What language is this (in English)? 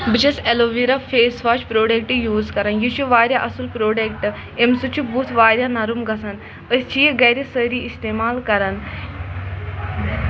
Kashmiri